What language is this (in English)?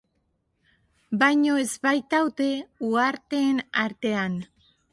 Basque